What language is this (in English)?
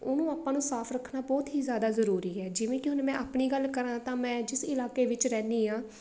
Punjabi